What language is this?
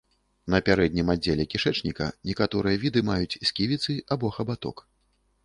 Belarusian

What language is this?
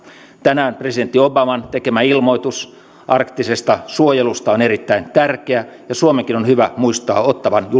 Finnish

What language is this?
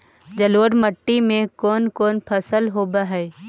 Magahi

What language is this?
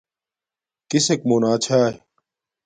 Domaaki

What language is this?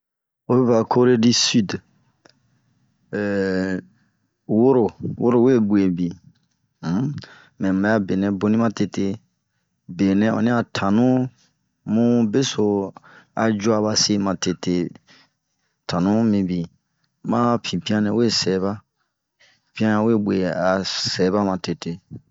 Bomu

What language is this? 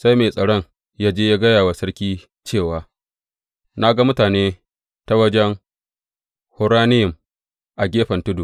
Hausa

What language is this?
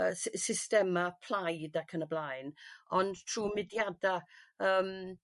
Welsh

